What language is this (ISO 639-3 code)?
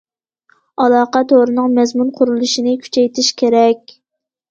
uig